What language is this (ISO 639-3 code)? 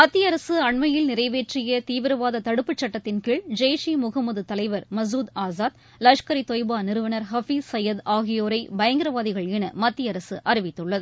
tam